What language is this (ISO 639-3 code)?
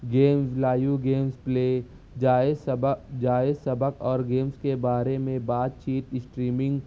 urd